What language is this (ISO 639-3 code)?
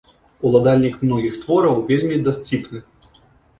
bel